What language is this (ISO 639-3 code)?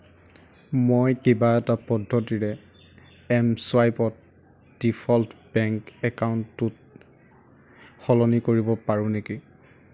asm